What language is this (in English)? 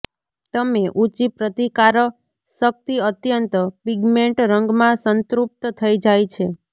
Gujarati